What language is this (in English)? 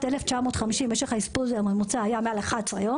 Hebrew